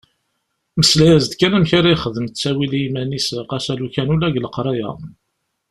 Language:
Kabyle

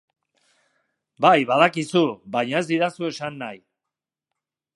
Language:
Basque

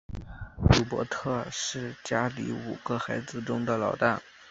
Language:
Chinese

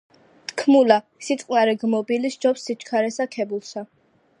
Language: Georgian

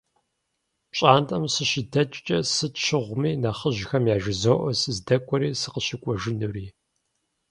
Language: Kabardian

